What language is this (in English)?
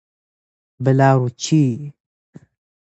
Persian